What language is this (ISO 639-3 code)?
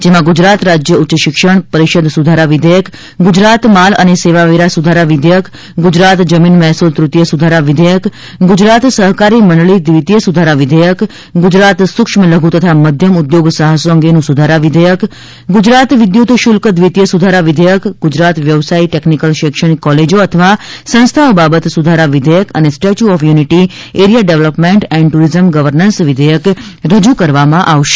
guj